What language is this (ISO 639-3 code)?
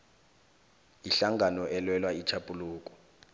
nbl